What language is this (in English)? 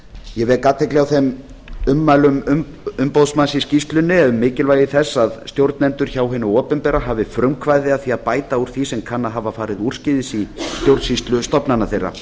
Icelandic